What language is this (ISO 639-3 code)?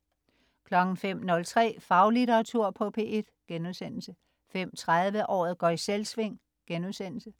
dan